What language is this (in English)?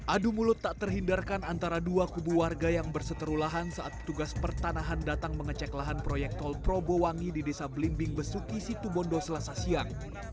Indonesian